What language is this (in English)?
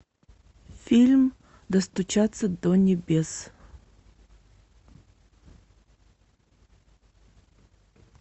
Russian